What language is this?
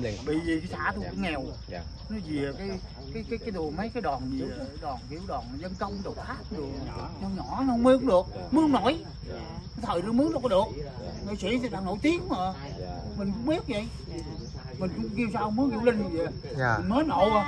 Vietnamese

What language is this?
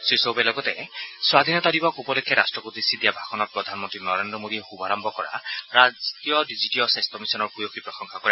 Assamese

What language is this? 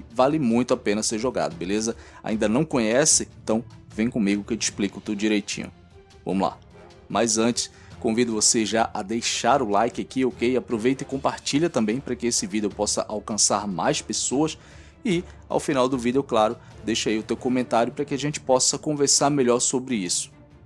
Portuguese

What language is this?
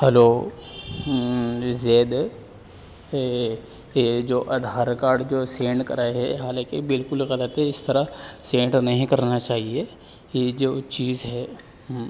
Urdu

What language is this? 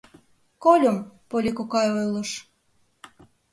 Mari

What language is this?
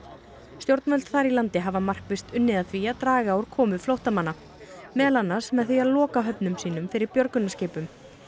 Icelandic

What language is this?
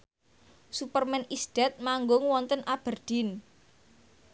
Javanese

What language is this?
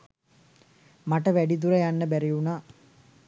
Sinhala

